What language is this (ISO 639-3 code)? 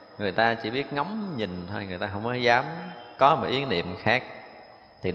vie